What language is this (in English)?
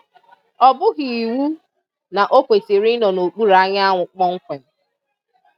Igbo